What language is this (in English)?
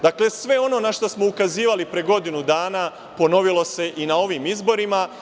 Serbian